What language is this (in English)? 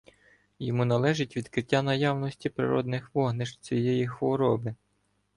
Ukrainian